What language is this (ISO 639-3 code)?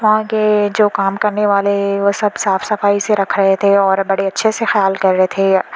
urd